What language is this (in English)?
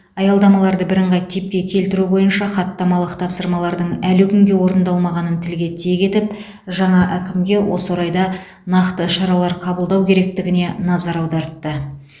Kazakh